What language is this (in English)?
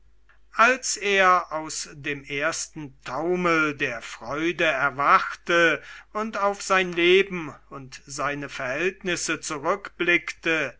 German